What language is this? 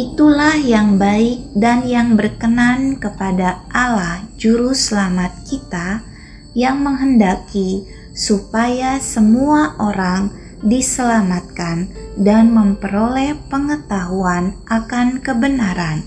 Indonesian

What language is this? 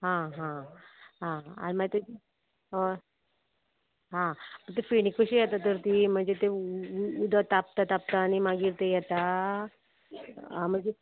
Konkani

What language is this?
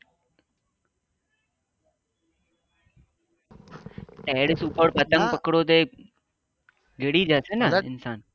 Gujarati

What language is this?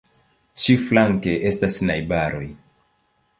Esperanto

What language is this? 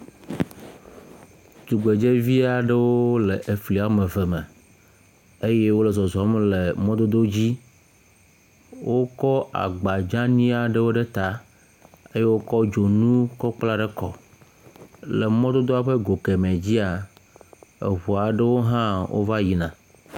Ewe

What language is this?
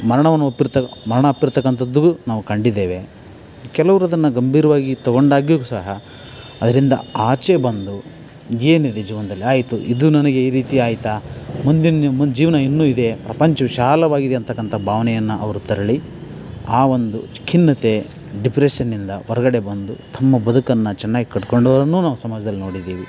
Kannada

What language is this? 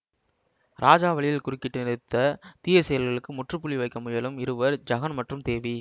Tamil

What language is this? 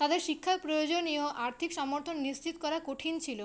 Bangla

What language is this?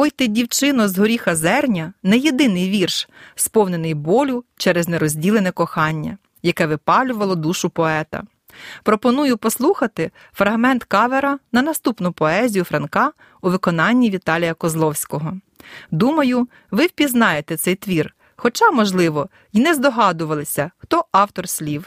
Ukrainian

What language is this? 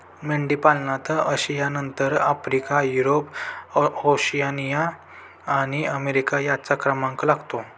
Marathi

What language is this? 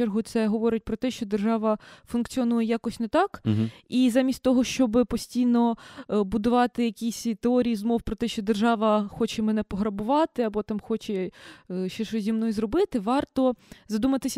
Ukrainian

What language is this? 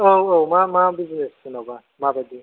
Bodo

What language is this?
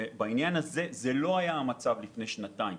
Hebrew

